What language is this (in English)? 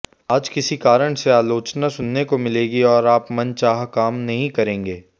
Hindi